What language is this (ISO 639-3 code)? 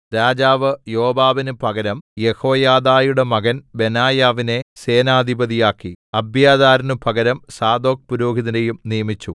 mal